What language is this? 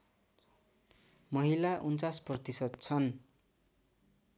Nepali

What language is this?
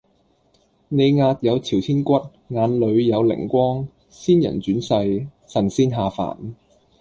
Cantonese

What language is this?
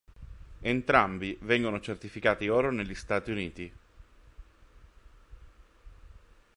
Italian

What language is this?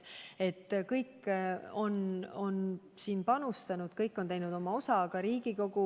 Estonian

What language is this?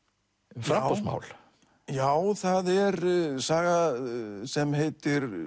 Icelandic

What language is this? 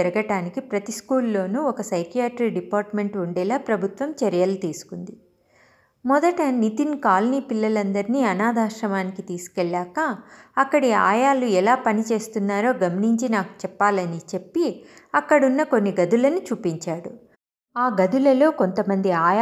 Telugu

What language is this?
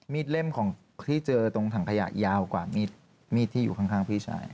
Thai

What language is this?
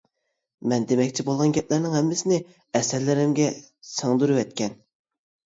Uyghur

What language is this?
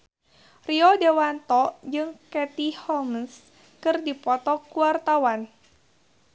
Sundanese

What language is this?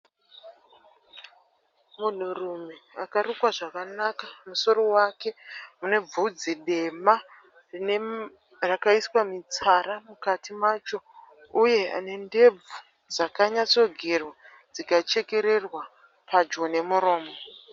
Shona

